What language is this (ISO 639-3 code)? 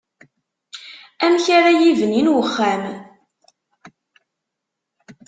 kab